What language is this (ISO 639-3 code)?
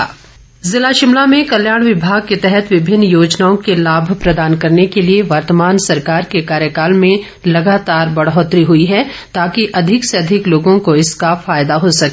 hin